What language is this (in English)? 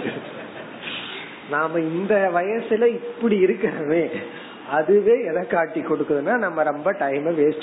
Tamil